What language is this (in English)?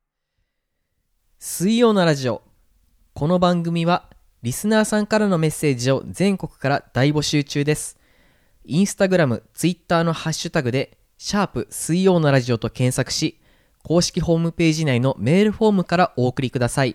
Japanese